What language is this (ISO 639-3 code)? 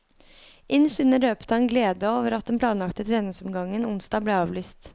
nor